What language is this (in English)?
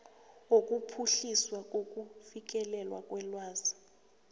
South Ndebele